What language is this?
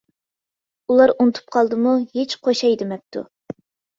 Uyghur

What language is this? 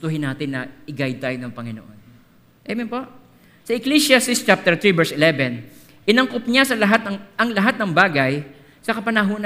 Filipino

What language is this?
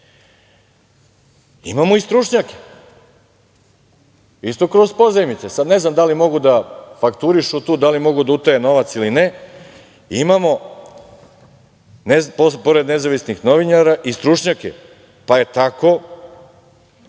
Serbian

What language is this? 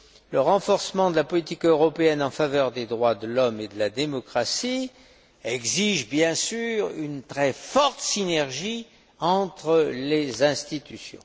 French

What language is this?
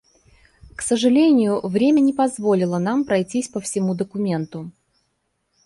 Russian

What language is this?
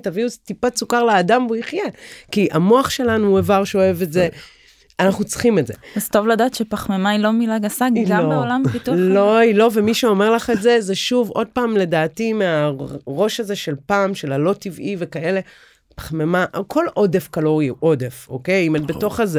Hebrew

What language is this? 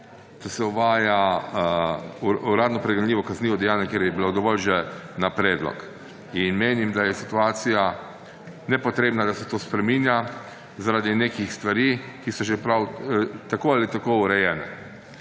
Slovenian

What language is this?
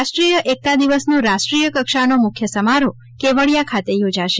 Gujarati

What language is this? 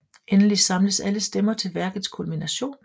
Danish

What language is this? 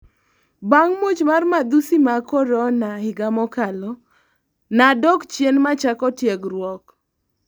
Luo (Kenya and Tanzania)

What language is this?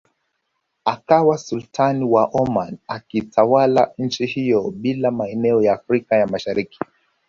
Swahili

